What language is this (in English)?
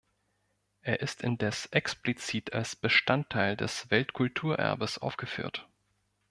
German